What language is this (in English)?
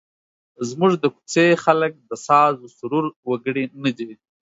Pashto